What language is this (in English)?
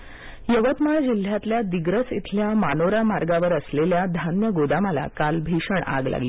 Marathi